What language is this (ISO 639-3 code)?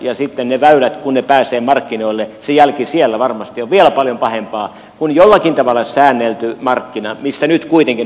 fin